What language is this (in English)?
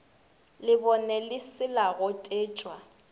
Northern Sotho